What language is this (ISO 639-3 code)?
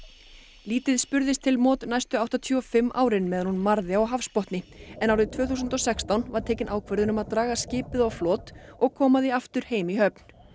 isl